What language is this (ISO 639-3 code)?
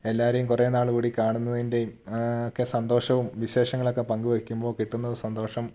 mal